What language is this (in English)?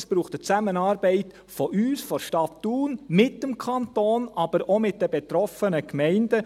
Swiss German